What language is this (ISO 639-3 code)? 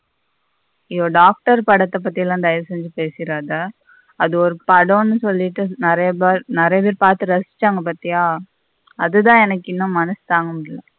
tam